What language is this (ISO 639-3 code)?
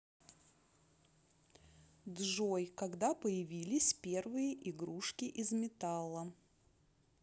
rus